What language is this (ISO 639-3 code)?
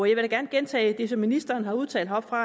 dan